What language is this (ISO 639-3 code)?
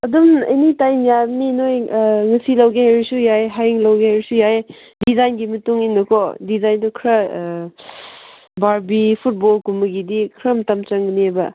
mni